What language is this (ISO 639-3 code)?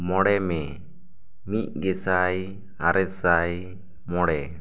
sat